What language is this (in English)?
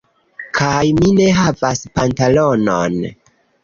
Esperanto